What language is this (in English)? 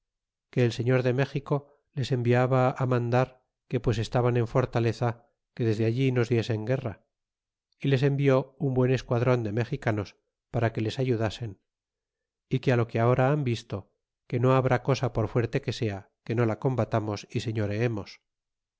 Spanish